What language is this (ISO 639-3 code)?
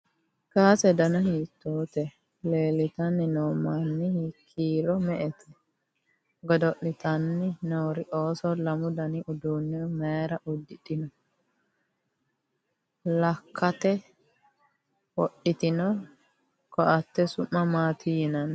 sid